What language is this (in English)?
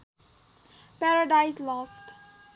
Nepali